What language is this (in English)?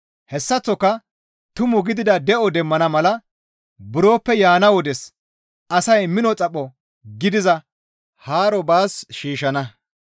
Gamo